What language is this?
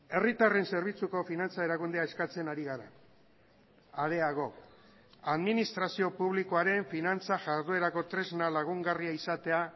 Basque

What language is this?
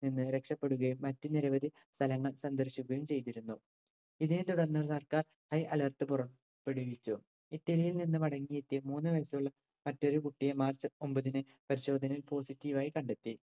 Malayalam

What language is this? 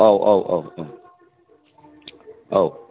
Bodo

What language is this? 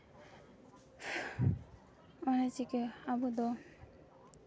Santali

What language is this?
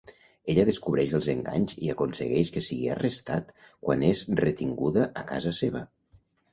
Catalan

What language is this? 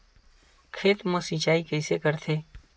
Chhattisgarhi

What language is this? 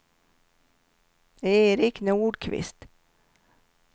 Swedish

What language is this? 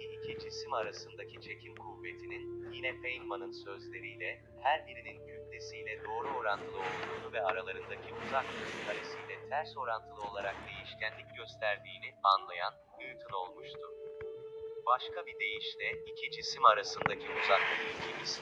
Turkish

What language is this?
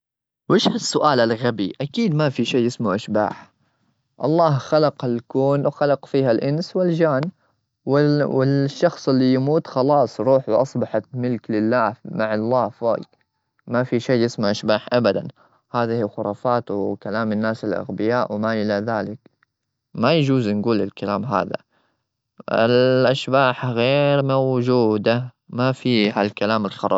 Gulf Arabic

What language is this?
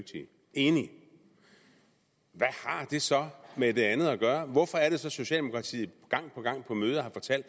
Danish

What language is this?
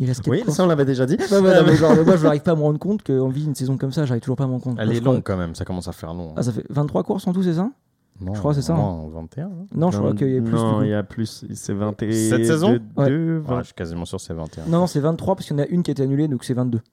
French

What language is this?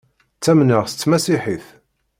Kabyle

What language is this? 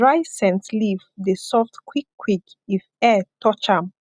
Nigerian Pidgin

